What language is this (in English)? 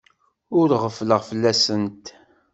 Kabyle